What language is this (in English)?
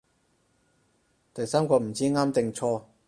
Cantonese